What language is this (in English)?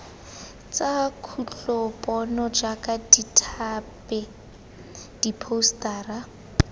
Tswana